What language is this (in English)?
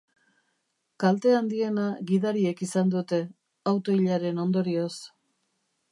Basque